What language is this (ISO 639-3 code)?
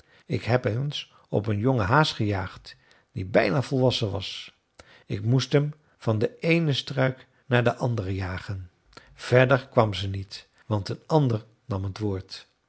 nld